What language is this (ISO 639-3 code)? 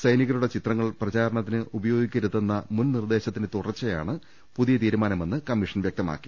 mal